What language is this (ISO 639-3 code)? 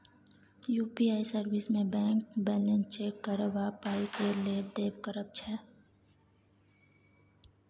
mai